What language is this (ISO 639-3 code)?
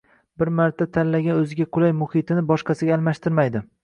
uzb